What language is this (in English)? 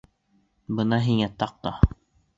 Bashkir